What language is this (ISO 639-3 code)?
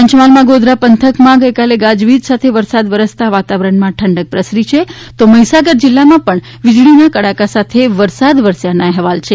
guj